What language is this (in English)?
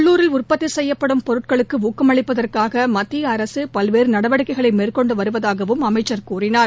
Tamil